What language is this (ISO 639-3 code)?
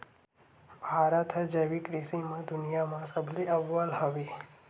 hne